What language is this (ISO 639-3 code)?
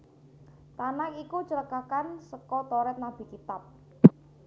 jav